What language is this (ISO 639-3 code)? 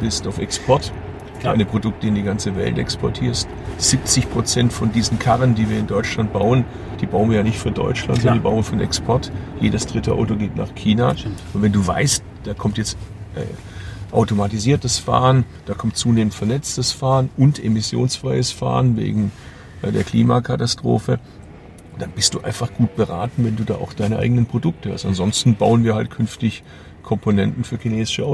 deu